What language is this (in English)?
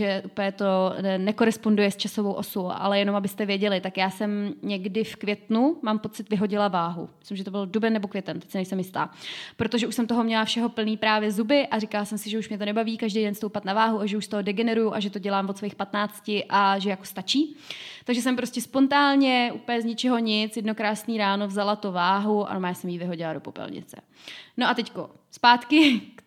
Czech